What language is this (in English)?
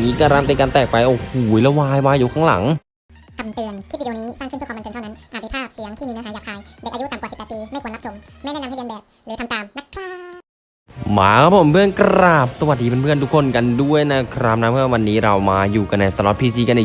Thai